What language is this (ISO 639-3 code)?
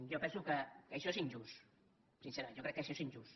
cat